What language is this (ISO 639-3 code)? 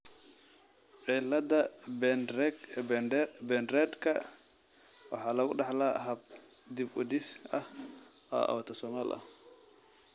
som